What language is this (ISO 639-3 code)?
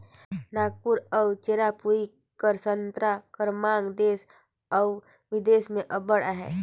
hne